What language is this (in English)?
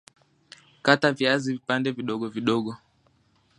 Swahili